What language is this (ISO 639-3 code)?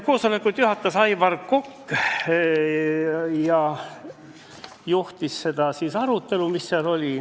est